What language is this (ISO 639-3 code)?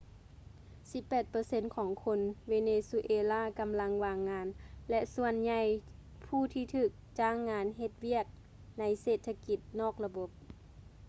lao